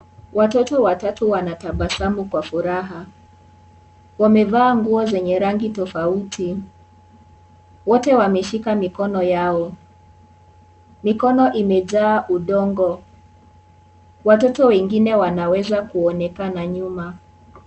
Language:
Swahili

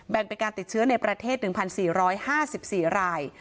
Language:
Thai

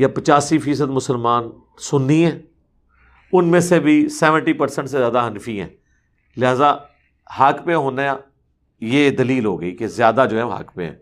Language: Urdu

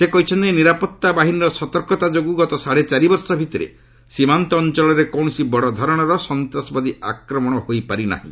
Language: Odia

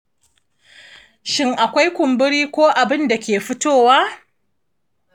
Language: Hausa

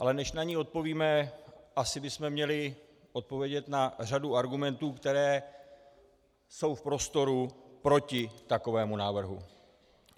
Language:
Czech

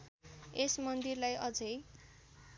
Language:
Nepali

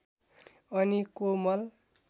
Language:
Nepali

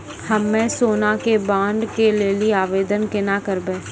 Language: Maithili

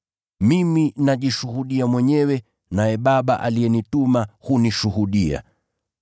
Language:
Swahili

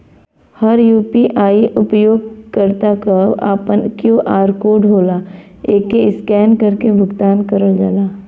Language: Bhojpuri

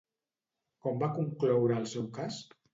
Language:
Catalan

